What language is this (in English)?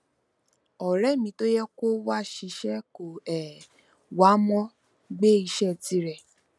Yoruba